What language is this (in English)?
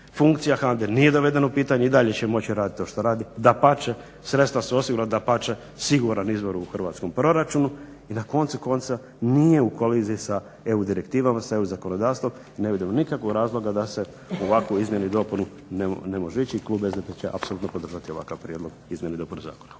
Croatian